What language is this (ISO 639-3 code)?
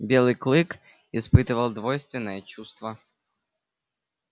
rus